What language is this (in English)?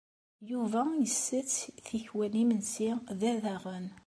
Kabyle